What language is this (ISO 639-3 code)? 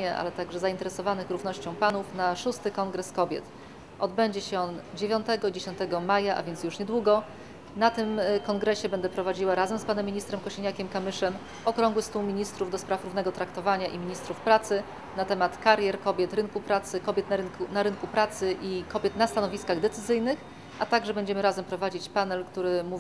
pol